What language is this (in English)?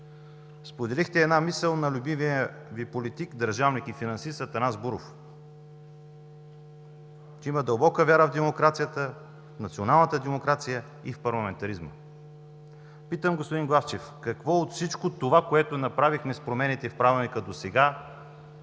Bulgarian